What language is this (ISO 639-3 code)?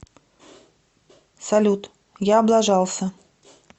rus